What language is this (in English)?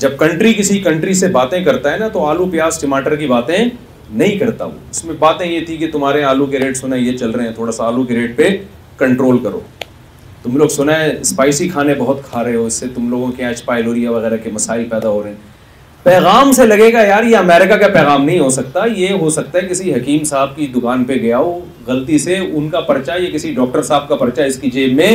Urdu